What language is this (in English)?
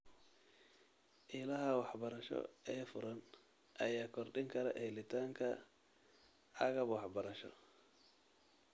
Somali